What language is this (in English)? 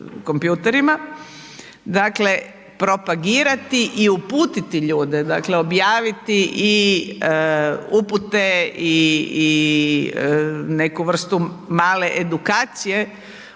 Croatian